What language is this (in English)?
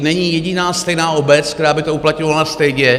Czech